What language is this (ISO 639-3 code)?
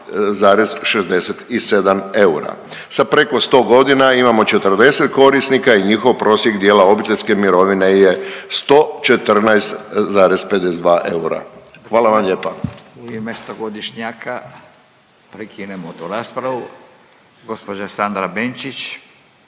hrv